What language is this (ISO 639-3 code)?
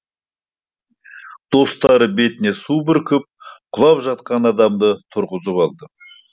kaz